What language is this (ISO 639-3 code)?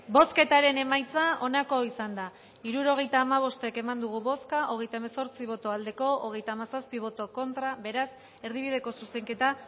eus